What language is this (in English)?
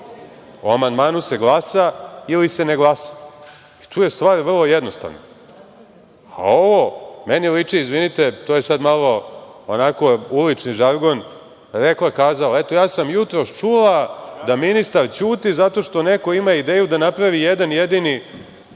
Serbian